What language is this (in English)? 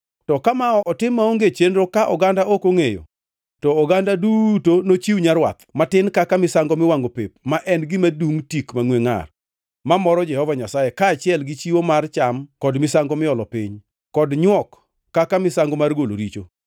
Luo (Kenya and Tanzania)